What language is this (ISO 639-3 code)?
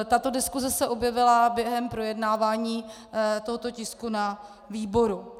ces